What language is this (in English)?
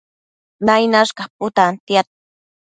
Matsés